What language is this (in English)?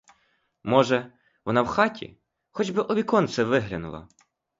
Ukrainian